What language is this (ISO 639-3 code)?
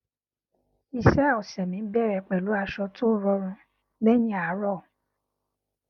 yor